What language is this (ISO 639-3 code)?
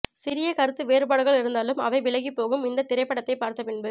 tam